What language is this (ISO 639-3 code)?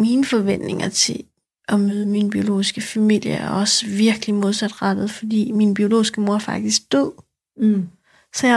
dan